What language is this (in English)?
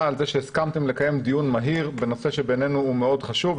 Hebrew